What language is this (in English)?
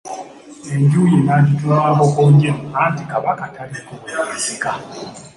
Ganda